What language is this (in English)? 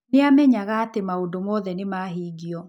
Kikuyu